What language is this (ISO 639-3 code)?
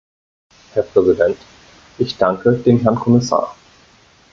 deu